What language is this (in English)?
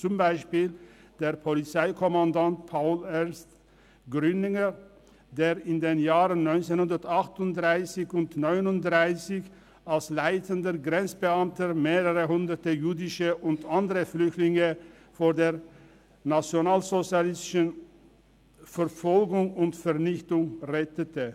Swiss German